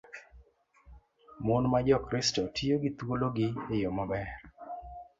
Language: Luo (Kenya and Tanzania)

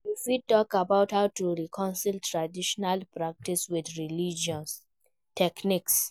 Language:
Nigerian Pidgin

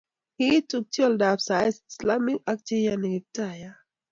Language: Kalenjin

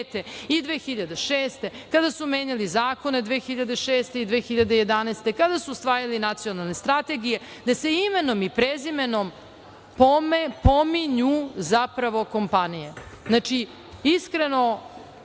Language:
Serbian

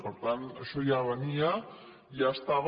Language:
Catalan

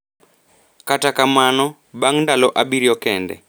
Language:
Luo (Kenya and Tanzania)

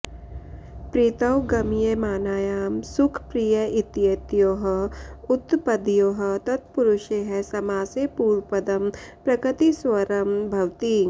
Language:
Sanskrit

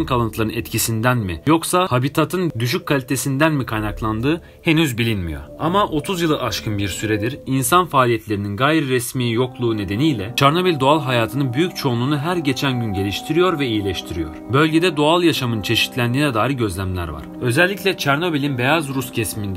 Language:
Turkish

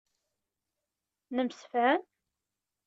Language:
Kabyle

